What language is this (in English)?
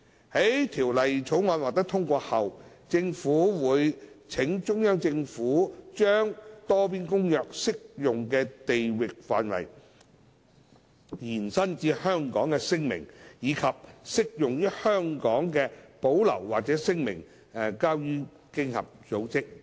Cantonese